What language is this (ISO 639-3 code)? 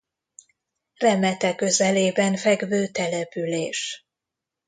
hun